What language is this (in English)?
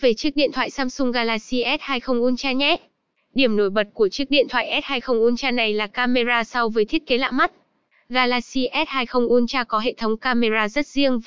Vietnamese